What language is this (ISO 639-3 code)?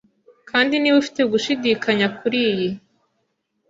kin